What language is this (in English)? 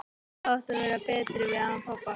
Icelandic